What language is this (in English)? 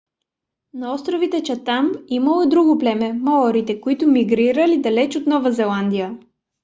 Bulgarian